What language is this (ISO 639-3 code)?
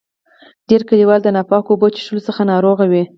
pus